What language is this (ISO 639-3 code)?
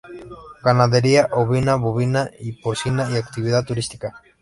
spa